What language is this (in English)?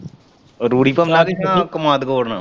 Punjabi